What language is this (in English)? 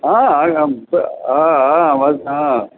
Sanskrit